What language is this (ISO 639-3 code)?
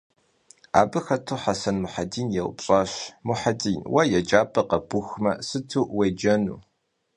kbd